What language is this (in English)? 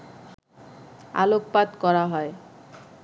Bangla